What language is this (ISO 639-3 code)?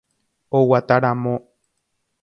grn